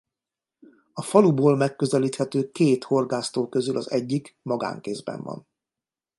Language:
Hungarian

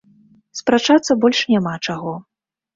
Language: Belarusian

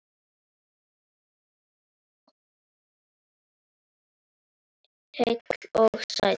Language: Icelandic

